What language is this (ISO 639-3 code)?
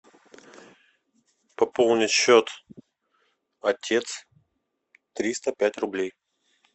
rus